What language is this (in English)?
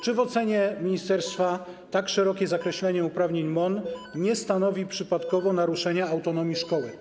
Polish